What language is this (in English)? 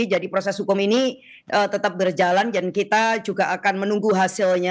Indonesian